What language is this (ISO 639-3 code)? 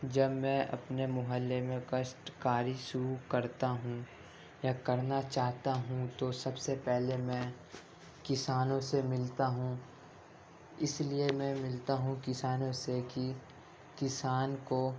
urd